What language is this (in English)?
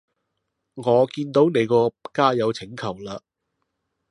Cantonese